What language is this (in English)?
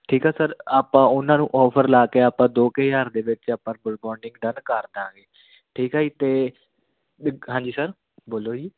Punjabi